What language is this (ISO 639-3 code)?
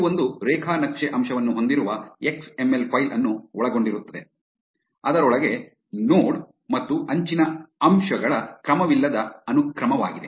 kan